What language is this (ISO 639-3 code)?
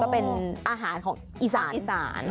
tha